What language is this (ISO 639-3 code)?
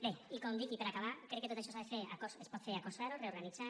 cat